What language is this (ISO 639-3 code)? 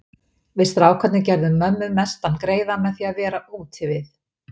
isl